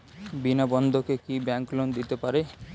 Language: Bangla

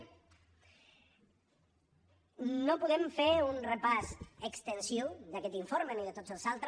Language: Catalan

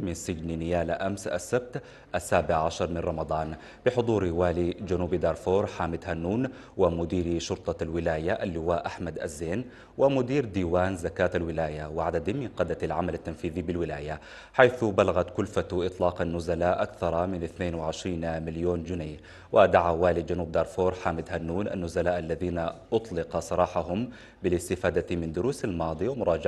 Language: Arabic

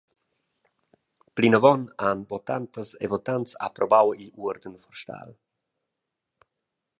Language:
Romansh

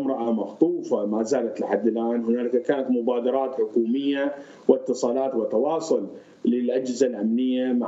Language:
Arabic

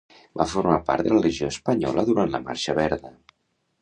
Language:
Catalan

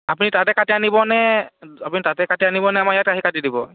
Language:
Assamese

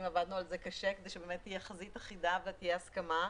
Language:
Hebrew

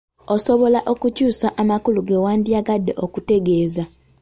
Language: Ganda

